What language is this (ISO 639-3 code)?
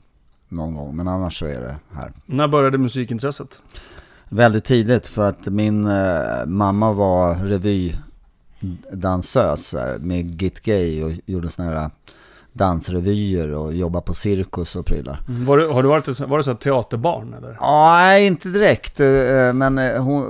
swe